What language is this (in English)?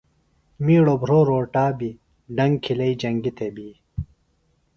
Phalura